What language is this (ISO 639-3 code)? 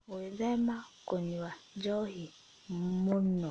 kik